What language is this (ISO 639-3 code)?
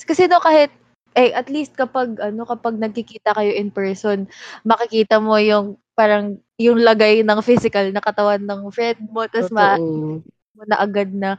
fil